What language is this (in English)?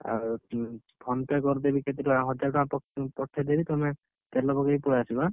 Odia